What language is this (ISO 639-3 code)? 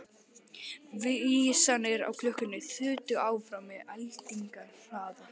isl